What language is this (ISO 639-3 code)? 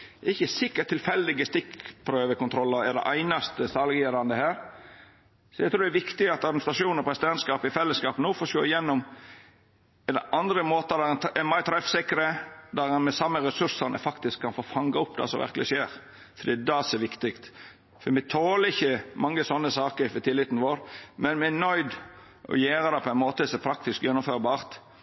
nno